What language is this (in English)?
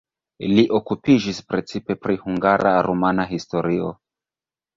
Esperanto